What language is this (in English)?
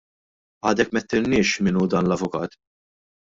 Maltese